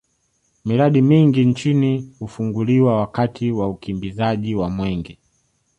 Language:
Swahili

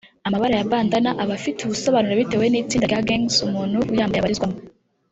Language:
Kinyarwanda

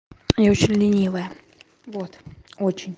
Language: Russian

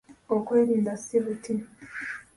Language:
Ganda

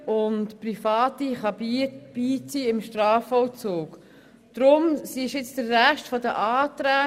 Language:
Swiss German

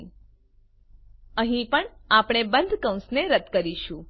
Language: Gujarati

